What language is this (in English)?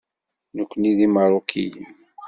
Kabyle